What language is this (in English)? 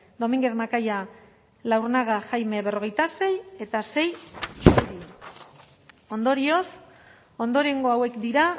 Basque